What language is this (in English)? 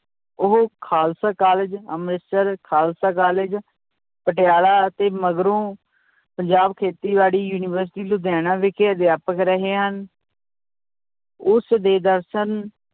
Punjabi